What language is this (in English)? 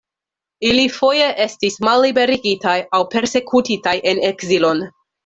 Esperanto